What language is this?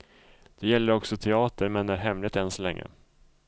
Swedish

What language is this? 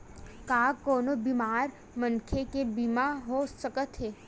Chhattisgarhi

